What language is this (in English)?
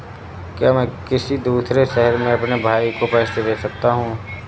Hindi